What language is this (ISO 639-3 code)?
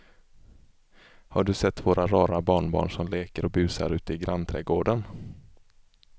swe